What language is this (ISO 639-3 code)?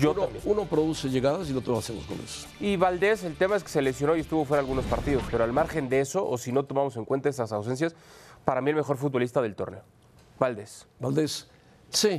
spa